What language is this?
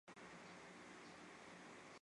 Chinese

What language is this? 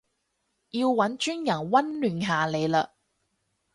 Cantonese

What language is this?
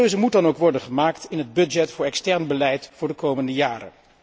Dutch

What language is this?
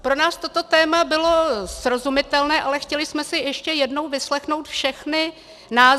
Czech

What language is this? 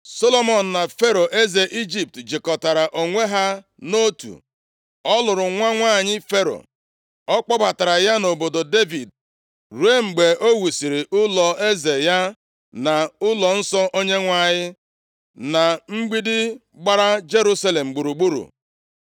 Igbo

